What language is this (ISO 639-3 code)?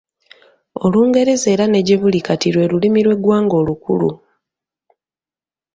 lug